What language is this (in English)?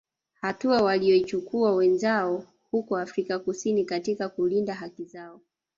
Swahili